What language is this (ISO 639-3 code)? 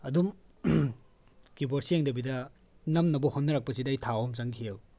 mni